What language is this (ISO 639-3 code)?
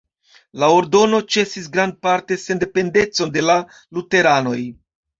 epo